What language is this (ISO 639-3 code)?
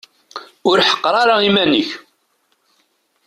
kab